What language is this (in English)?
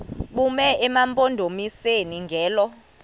Xhosa